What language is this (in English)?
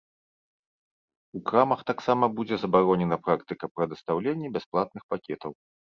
Belarusian